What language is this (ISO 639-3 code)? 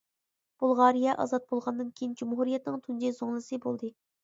uig